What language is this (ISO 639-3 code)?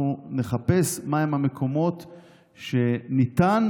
heb